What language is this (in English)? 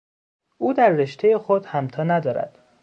Persian